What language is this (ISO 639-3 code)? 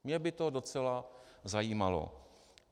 ces